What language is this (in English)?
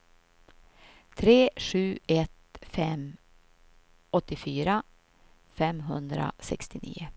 Swedish